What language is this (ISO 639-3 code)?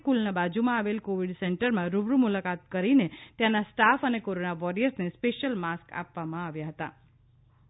guj